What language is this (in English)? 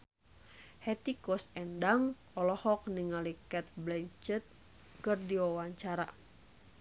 Sundanese